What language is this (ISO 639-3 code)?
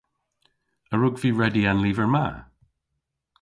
cor